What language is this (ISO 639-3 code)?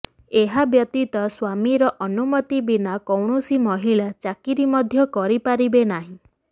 ori